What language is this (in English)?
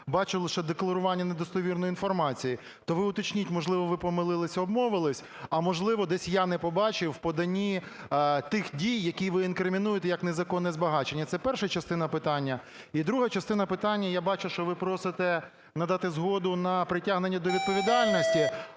Ukrainian